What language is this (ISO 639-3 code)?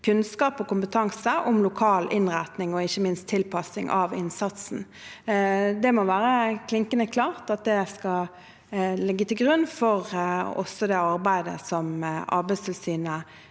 nor